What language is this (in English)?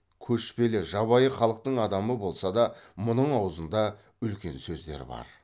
Kazakh